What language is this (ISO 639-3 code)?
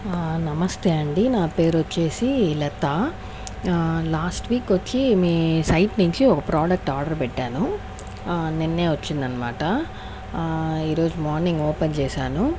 tel